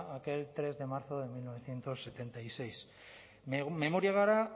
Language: Spanish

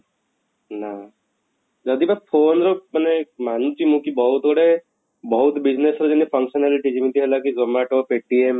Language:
Odia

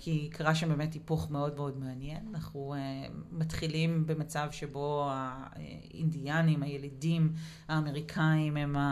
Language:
Hebrew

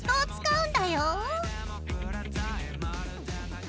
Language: Japanese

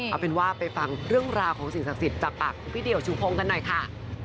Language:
Thai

